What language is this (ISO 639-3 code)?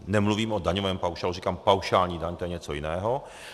ces